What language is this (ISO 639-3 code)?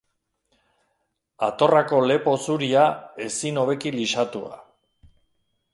eus